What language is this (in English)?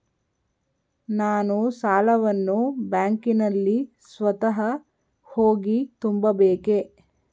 Kannada